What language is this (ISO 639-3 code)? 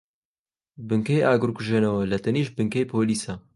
ckb